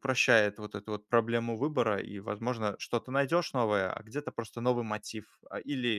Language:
Russian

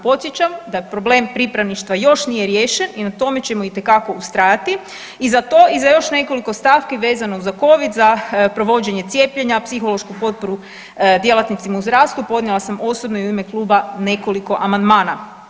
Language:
Croatian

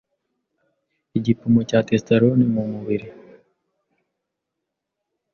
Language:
Kinyarwanda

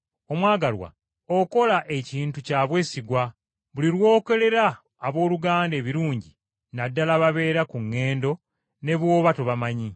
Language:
Ganda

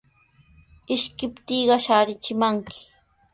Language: Sihuas Ancash Quechua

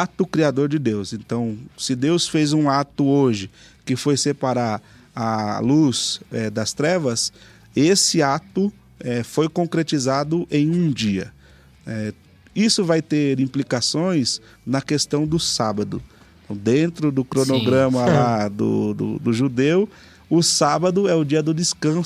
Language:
Portuguese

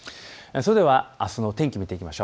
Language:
Japanese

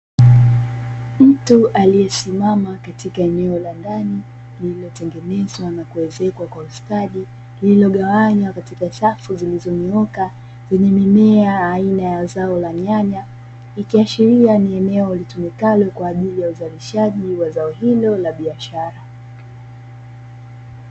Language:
Swahili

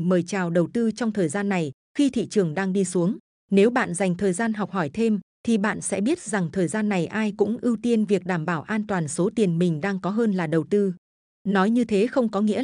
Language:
Vietnamese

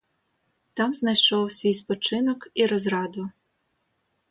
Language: Ukrainian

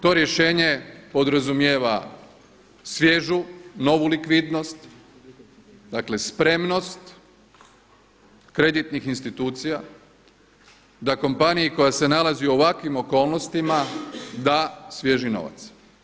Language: Croatian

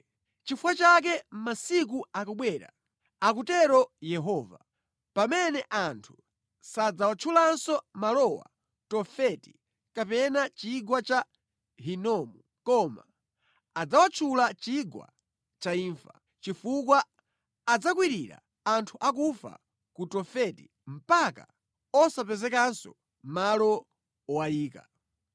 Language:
Nyanja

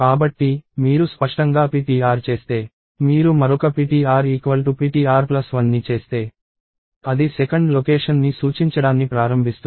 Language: Telugu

